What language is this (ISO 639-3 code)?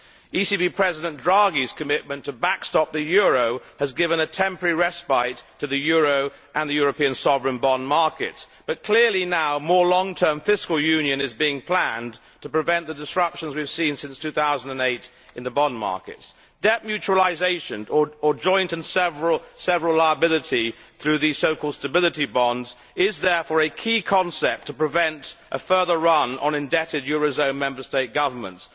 eng